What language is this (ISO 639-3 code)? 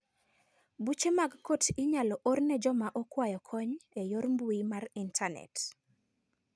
luo